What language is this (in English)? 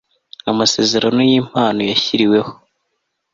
Kinyarwanda